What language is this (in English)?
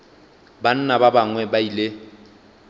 Northern Sotho